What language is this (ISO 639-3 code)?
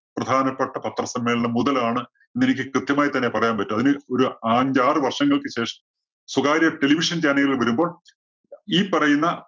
mal